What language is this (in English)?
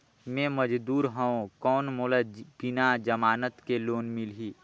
Chhattisgarhi